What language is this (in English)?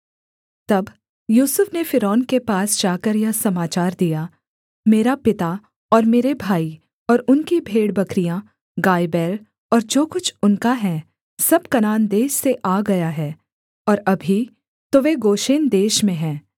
Hindi